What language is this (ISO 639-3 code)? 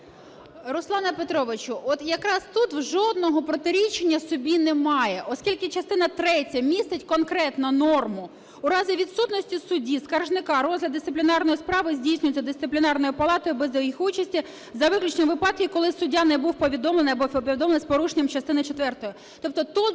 ukr